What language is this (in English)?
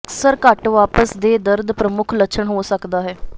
Punjabi